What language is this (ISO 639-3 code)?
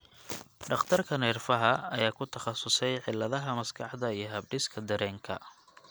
som